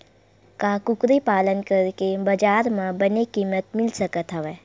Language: Chhattisgarhi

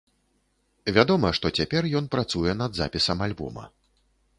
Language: Belarusian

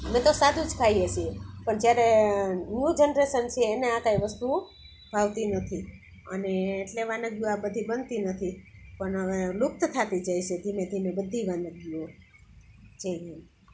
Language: Gujarati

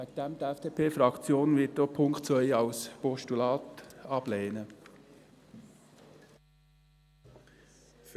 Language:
Swiss German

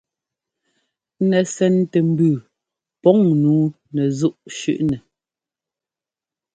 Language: Ngomba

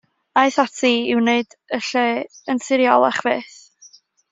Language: Welsh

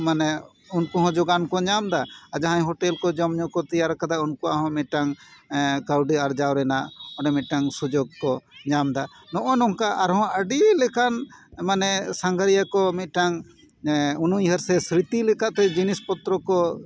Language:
Santali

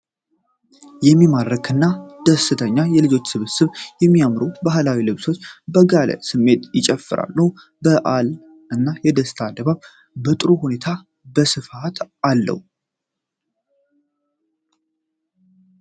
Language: Amharic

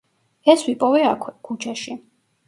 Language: Georgian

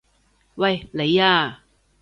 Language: Cantonese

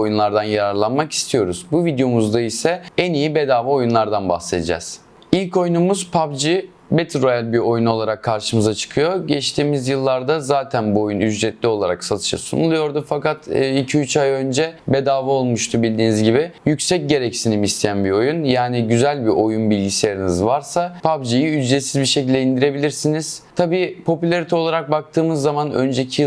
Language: Turkish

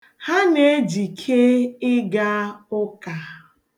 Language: Igbo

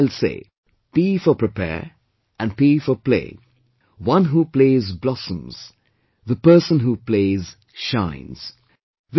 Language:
English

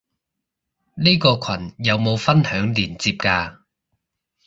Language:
Cantonese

